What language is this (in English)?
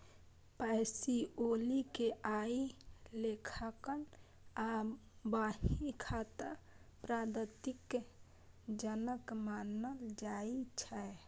Maithili